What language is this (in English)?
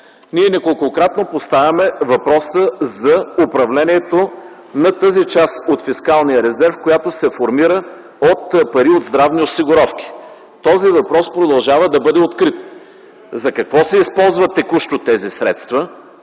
Bulgarian